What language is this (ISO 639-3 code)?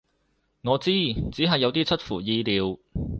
yue